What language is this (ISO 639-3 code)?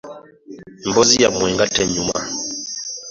lug